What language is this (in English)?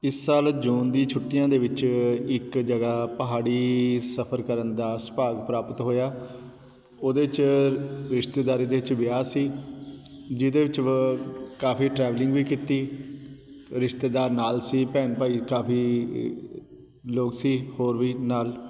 Punjabi